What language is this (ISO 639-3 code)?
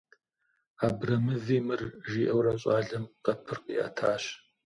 kbd